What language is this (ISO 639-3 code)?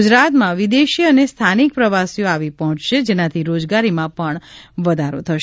guj